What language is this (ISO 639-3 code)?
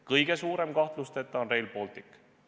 est